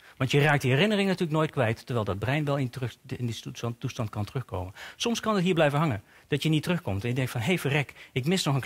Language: Dutch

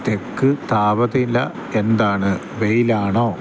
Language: Malayalam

